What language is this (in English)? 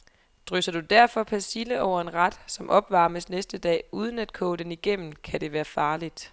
Danish